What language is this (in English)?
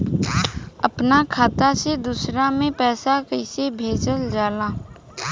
Bhojpuri